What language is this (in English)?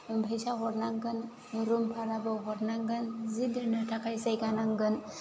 Bodo